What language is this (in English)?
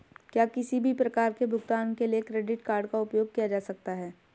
Hindi